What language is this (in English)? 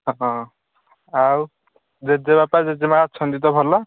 Odia